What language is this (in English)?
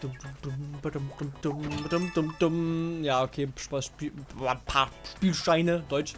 German